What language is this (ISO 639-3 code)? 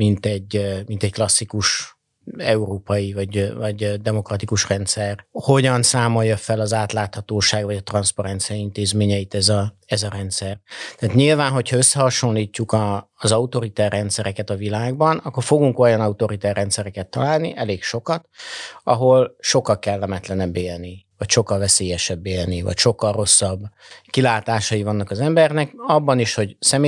hun